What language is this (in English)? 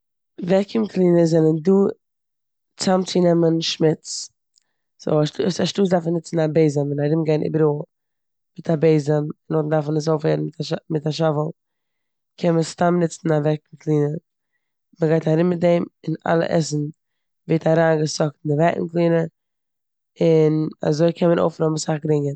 Yiddish